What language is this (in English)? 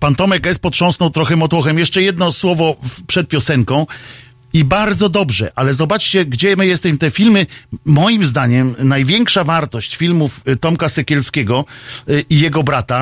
Polish